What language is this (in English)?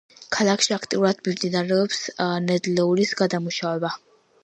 Georgian